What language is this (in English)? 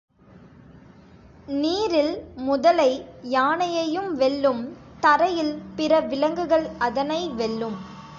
Tamil